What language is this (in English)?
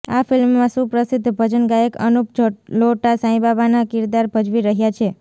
Gujarati